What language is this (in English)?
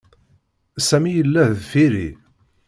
Kabyle